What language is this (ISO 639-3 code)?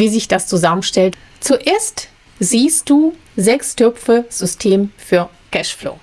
deu